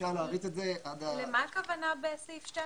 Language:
Hebrew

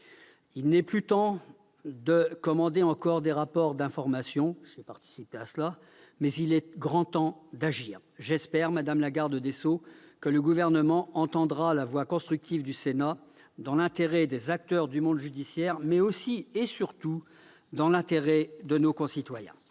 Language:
French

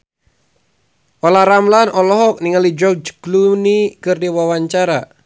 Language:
Sundanese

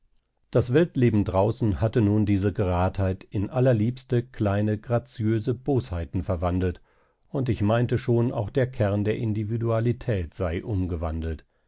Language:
German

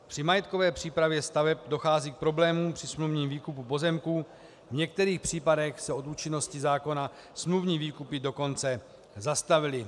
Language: Czech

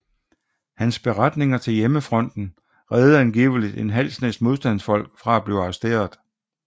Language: Danish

